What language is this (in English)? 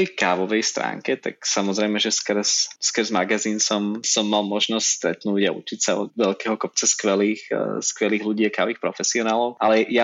Slovak